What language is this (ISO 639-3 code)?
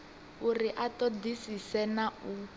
ven